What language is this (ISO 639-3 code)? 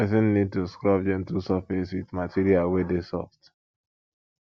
pcm